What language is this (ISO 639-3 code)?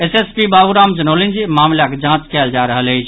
mai